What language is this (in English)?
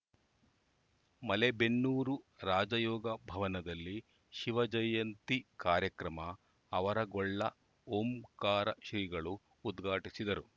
Kannada